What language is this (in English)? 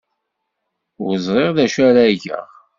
Kabyle